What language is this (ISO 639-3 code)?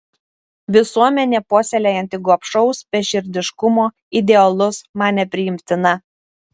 lit